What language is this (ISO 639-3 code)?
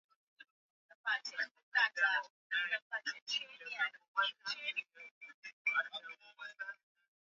swa